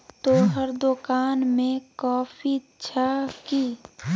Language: Maithili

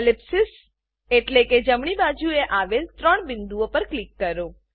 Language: Gujarati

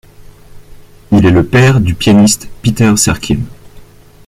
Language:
French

